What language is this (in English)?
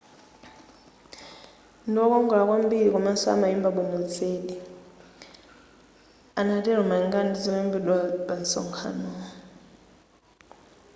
Nyanja